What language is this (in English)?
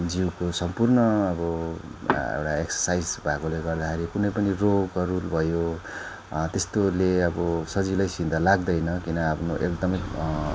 Nepali